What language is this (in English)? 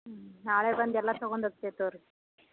Kannada